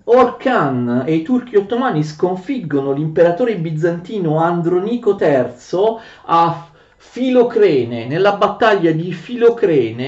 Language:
Italian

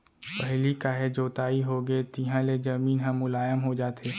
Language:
Chhattisgarhi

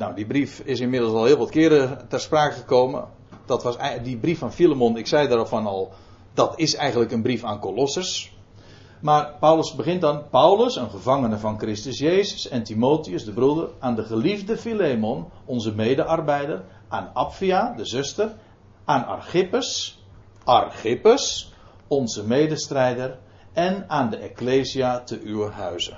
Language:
Dutch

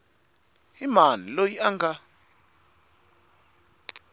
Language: Tsonga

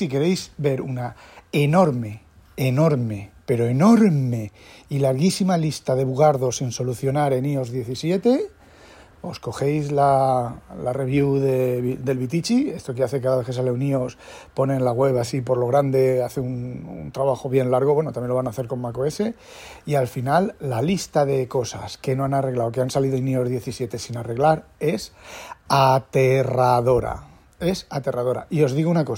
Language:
Spanish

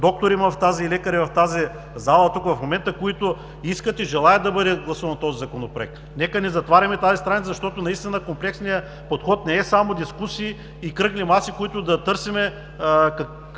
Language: Bulgarian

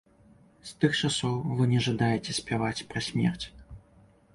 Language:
Belarusian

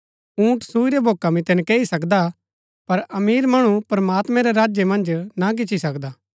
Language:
Gaddi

